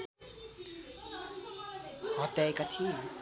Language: Nepali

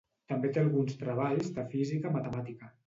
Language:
Catalan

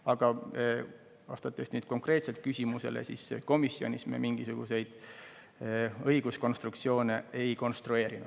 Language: Estonian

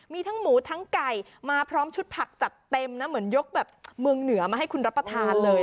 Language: Thai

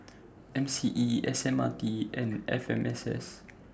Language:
English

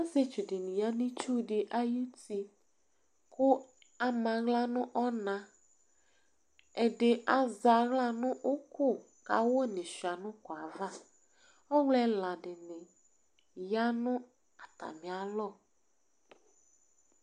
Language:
Ikposo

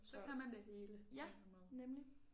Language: Danish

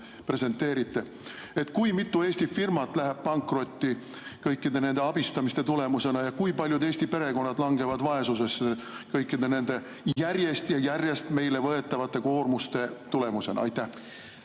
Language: Estonian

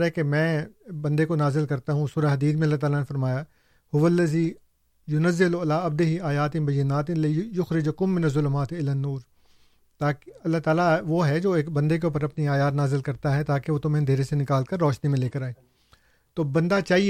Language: Urdu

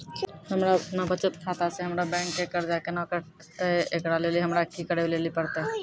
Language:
Maithili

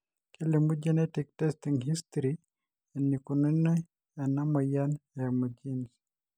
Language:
Masai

